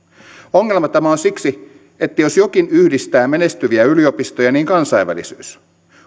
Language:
Finnish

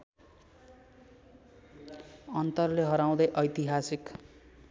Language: Nepali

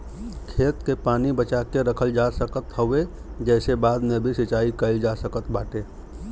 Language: Bhojpuri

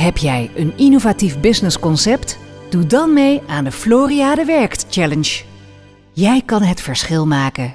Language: Dutch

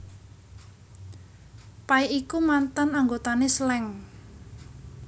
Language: Javanese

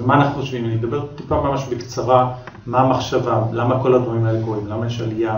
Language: Hebrew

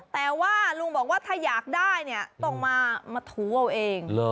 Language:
Thai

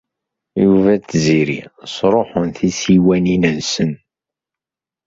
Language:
Kabyle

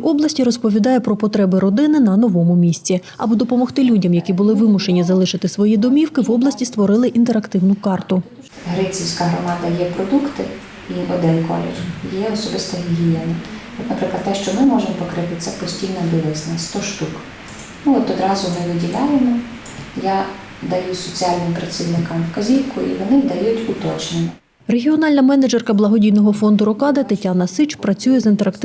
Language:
Ukrainian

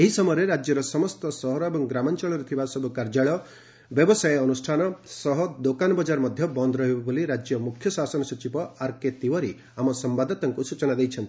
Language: Odia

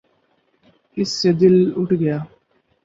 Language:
Urdu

